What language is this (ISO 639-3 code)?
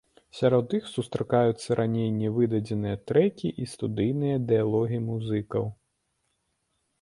bel